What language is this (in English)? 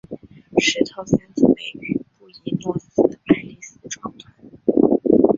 Chinese